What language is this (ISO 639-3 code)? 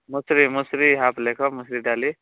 ori